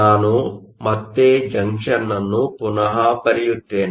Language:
Kannada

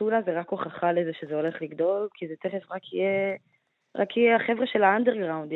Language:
Hebrew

